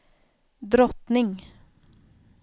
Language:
Swedish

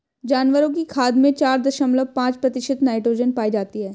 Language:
Hindi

